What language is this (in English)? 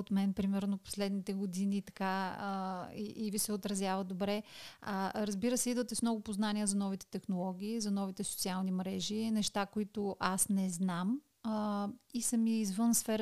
Bulgarian